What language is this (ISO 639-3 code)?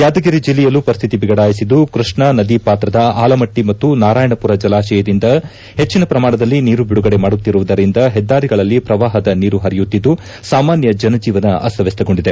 kan